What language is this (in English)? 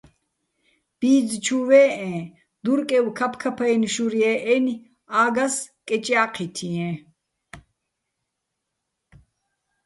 Bats